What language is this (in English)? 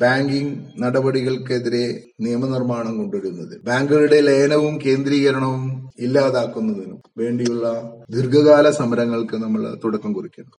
Malayalam